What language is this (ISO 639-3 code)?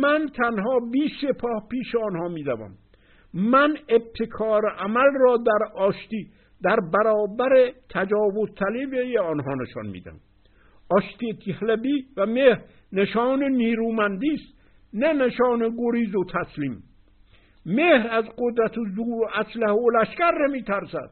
fas